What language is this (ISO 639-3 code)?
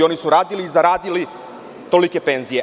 srp